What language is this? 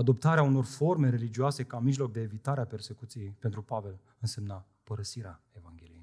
Romanian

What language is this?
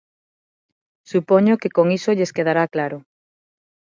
Galician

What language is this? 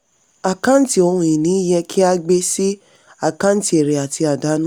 Yoruba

